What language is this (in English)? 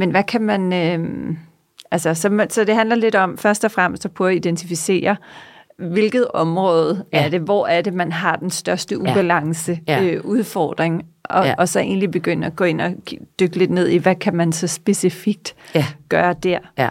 Danish